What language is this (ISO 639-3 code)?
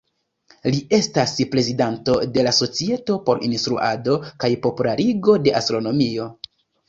epo